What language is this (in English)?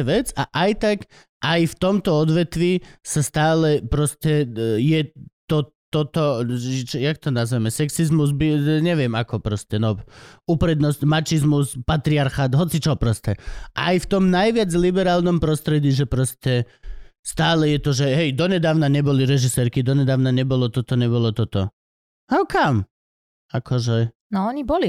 Slovak